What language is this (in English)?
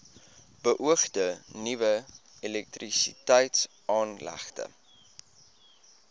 Afrikaans